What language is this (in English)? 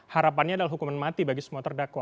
Indonesian